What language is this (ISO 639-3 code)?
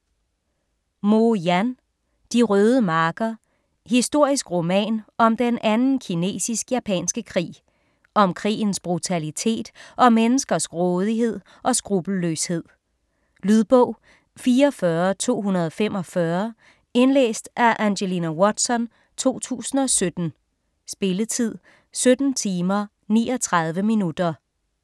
dan